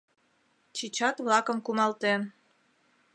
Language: Mari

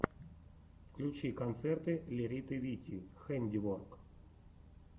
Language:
Russian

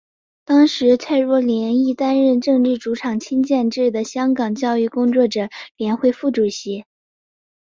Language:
Chinese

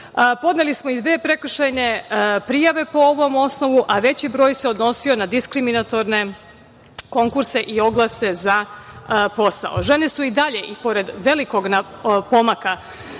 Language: Serbian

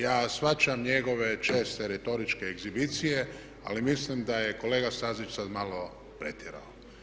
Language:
Croatian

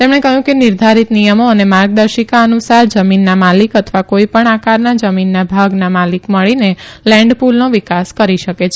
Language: Gujarati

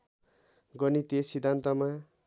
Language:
Nepali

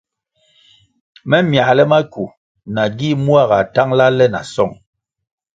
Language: Kwasio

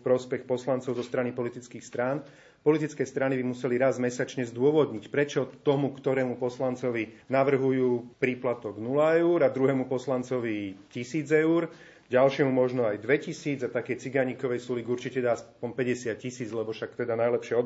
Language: Slovak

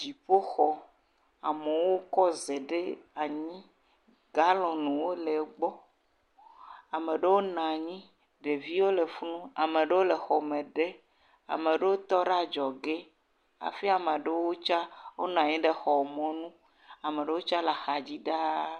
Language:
Ewe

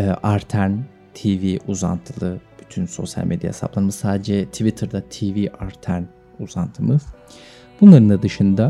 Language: Turkish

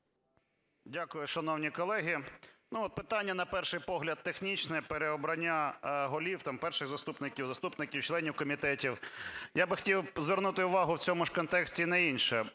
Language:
Ukrainian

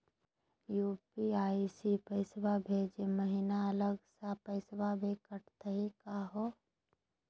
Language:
Magahi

